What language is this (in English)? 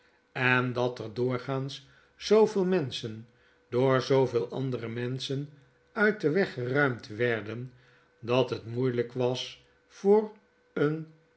Dutch